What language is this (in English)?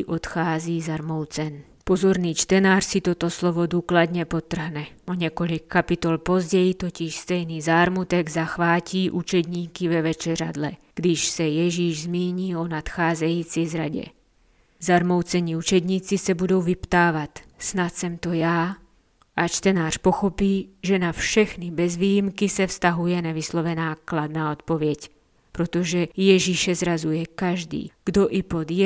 Czech